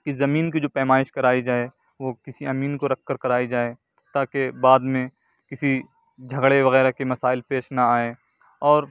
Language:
Urdu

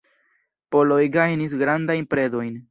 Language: Esperanto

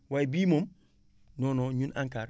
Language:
Wolof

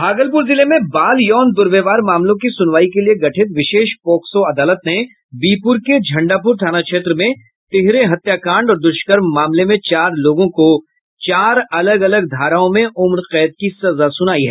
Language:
Hindi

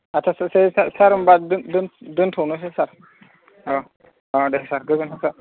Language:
Bodo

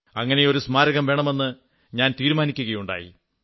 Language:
Malayalam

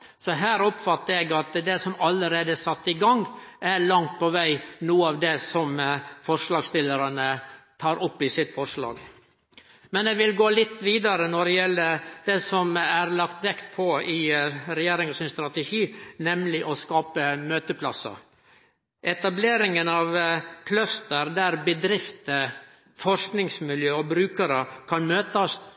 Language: Norwegian Nynorsk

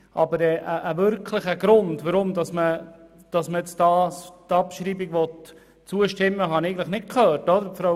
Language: Swiss German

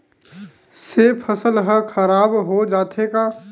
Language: Chhattisgarhi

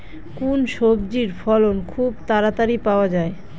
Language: Bangla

